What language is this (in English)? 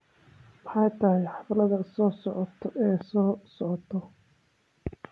Somali